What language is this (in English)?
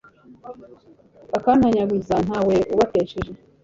Kinyarwanda